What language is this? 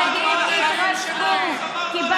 Hebrew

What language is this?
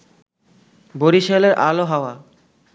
Bangla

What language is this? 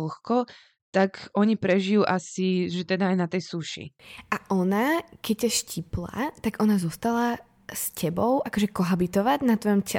Slovak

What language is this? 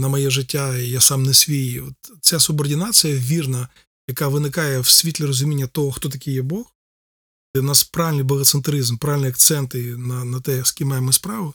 Ukrainian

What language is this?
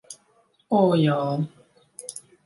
Latvian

